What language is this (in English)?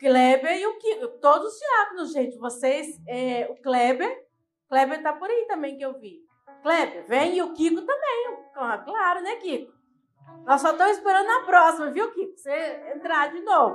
Portuguese